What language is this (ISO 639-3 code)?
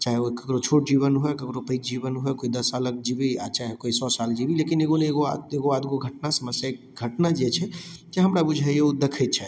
mai